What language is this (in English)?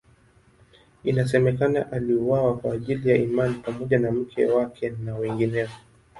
Swahili